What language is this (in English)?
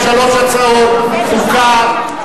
Hebrew